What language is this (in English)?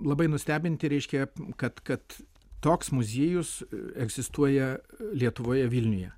Lithuanian